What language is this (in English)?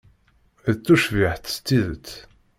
Kabyle